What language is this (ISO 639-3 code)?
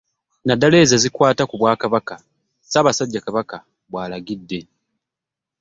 lug